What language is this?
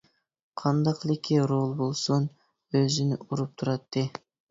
Uyghur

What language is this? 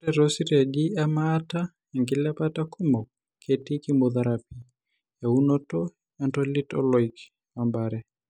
Masai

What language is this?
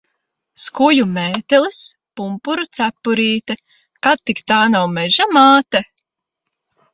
Latvian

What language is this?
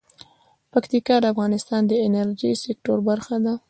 Pashto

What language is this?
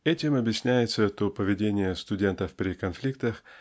Russian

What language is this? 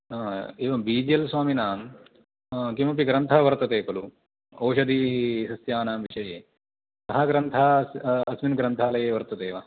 Sanskrit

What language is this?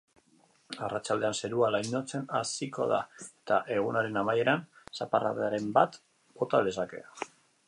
Basque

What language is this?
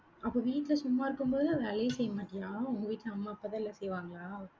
Tamil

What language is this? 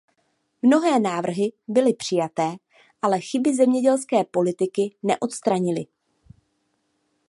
Czech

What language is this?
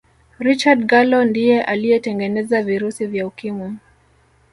Swahili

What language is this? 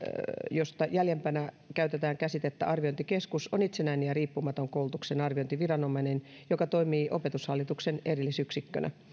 Finnish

